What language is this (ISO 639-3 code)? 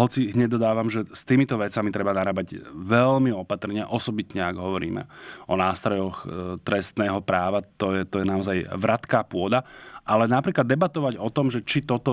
slk